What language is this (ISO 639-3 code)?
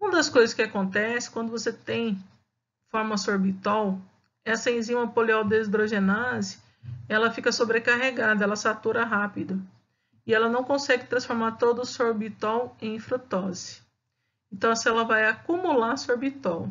por